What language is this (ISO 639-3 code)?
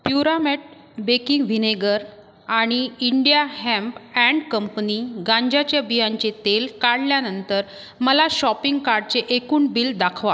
mar